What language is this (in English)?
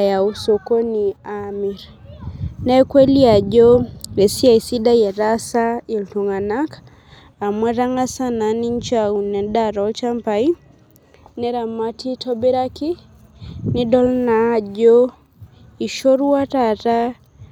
Masai